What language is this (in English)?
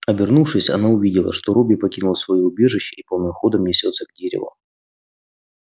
Russian